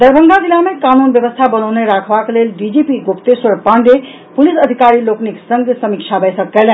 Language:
Maithili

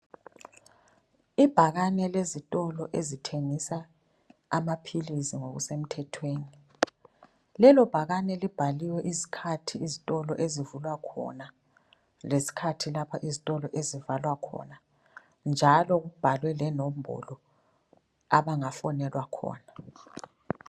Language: North Ndebele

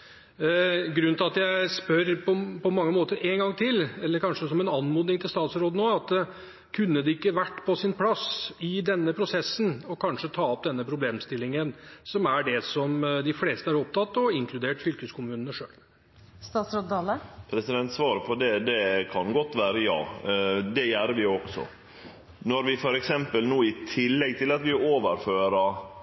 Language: Norwegian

